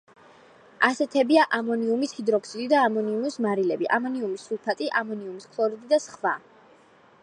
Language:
Georgian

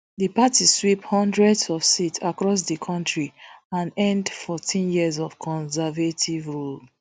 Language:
Nigerian Pidgin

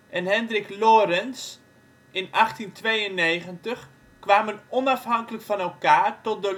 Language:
Dutch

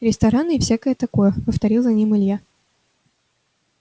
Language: Russian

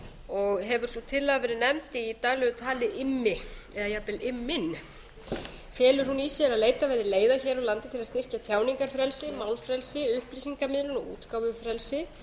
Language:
Icelandic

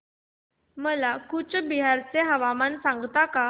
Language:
Marathi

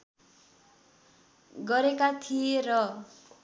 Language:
Nepali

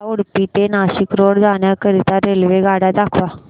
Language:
Marathi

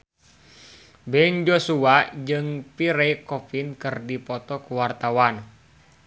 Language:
Sundanese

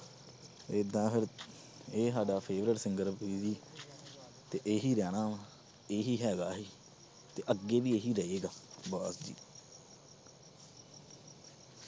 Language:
Punjabi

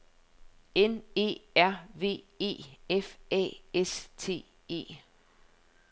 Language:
Danish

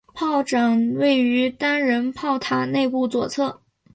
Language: Chinese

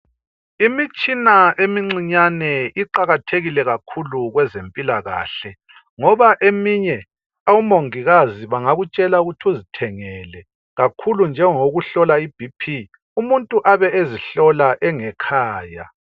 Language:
North Ndebele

